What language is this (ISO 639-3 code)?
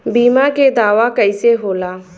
bho